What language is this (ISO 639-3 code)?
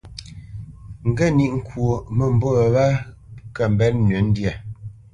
bce